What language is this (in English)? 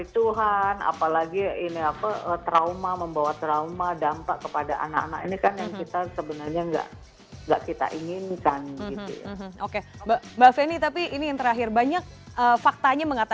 Indonesian